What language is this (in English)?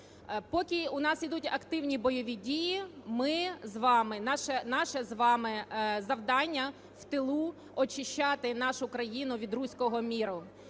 Ukrainian